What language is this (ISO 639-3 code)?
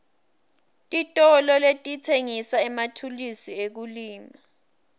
ssw